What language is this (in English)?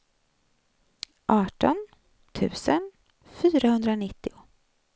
Swedish